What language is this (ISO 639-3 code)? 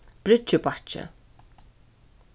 fao